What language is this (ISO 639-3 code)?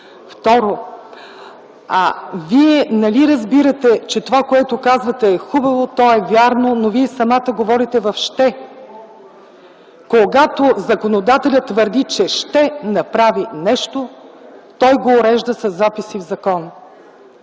bul